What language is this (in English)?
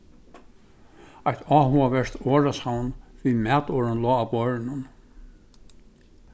Faroese